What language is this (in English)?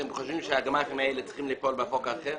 Hebrew